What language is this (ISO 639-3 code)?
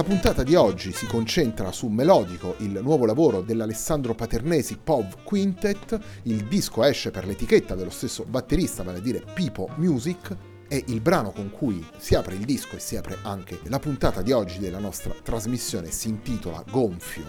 ita